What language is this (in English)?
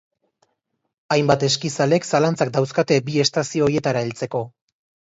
Basque